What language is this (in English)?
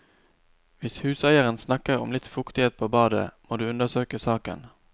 Norwegian